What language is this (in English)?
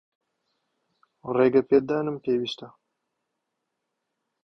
Central Kurdish